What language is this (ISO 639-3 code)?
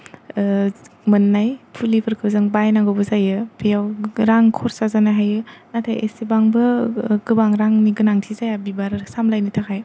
brx